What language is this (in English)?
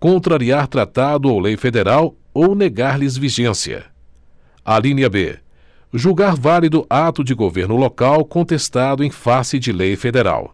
Portuguese